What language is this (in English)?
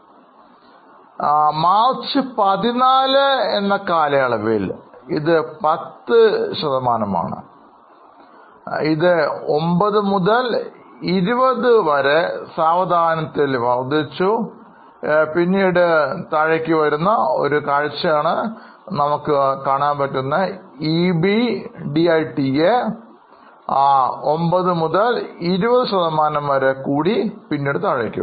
Malayalam